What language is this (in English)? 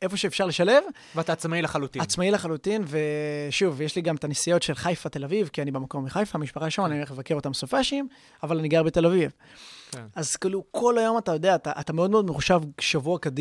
Hebrew